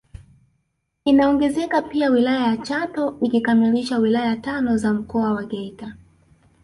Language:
Swahili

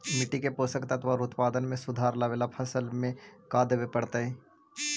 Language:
Magahi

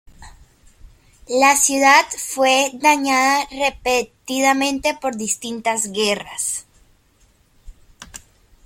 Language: Spanish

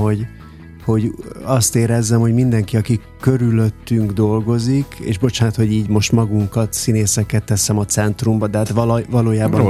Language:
Hungarian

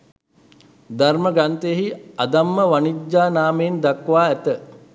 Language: Sinhala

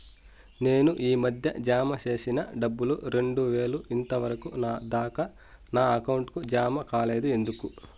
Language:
Telugu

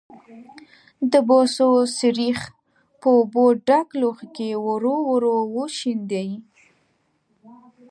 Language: Pashto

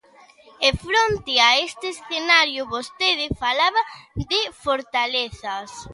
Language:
Galician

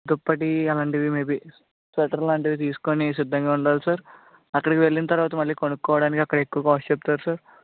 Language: Telugu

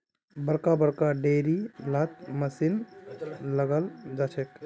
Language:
Magahi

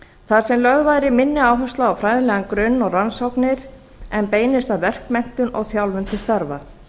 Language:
Icelandic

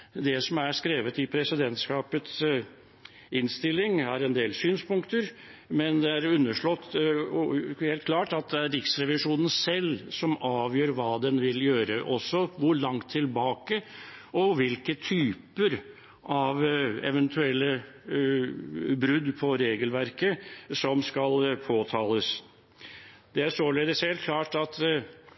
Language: Norwegian Bokmål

